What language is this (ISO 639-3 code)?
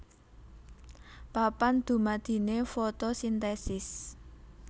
jav